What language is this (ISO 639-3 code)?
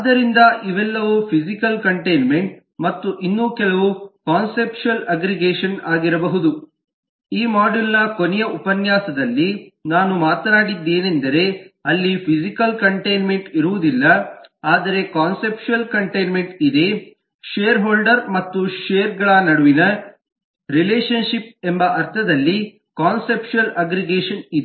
kan